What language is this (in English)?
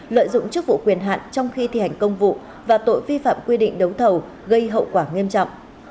Vietnamese